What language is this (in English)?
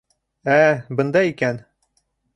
Bashkir